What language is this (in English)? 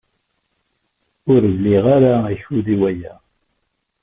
Kabyle